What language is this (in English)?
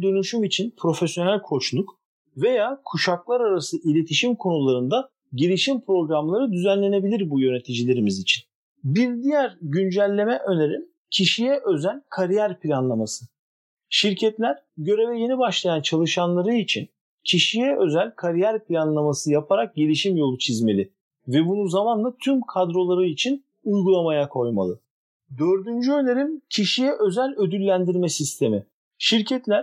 Turkish